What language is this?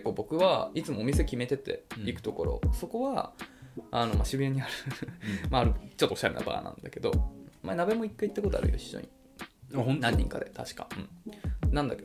Japanese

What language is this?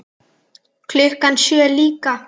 Icelandic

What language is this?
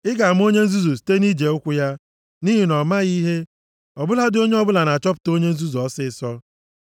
Igbo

